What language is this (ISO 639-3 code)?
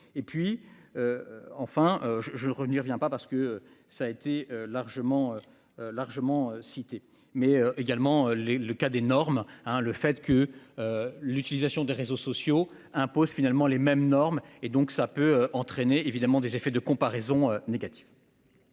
fra